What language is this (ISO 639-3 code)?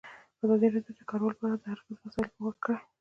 pus